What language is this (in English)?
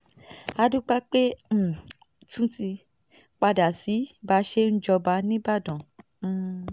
Yoruba